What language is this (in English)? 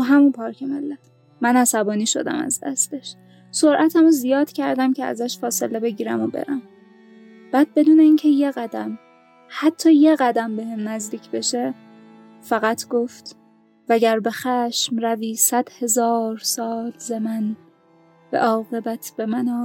Persian